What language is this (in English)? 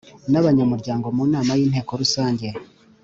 Kinyarwanda